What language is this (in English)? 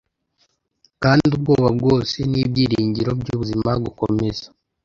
Kinyarwanda